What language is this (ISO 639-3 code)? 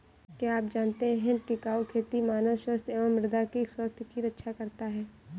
hin